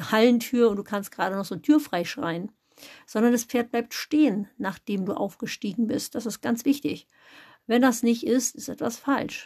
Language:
German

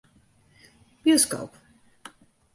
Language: Western Frisian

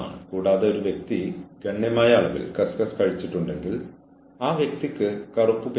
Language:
Malayalam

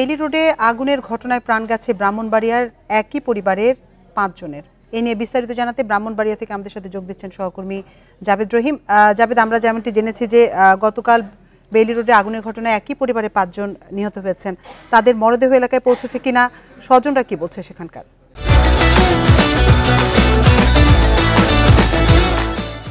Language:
Arabic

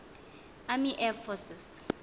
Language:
Xhosa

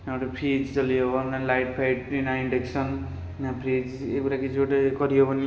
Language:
Odia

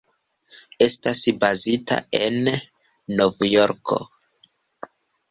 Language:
Esperanto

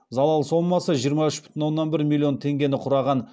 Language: Kazakh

